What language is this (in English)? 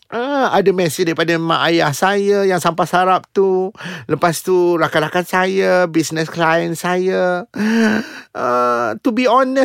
Malay